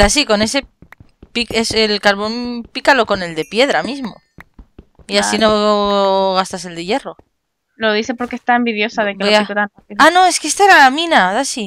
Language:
Spanish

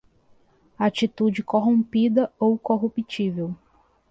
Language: Portuguese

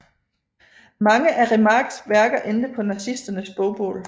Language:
Danish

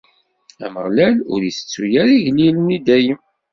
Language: Kabyle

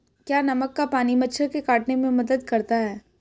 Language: Hindi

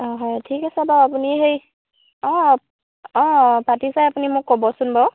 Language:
Assamese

